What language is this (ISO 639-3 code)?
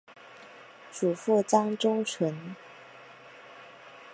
zho